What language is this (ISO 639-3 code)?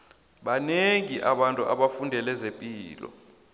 nbl